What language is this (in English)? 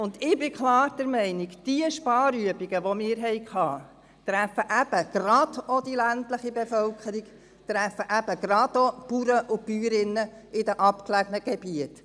Swiss German